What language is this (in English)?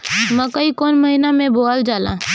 Bhojpuri